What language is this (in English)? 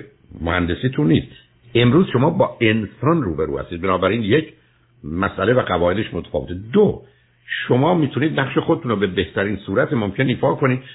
Persian